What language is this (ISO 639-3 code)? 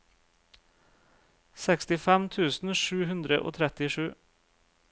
nor